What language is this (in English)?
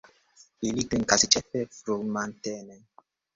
Esperanto